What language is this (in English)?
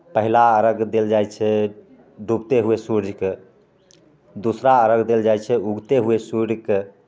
Maithili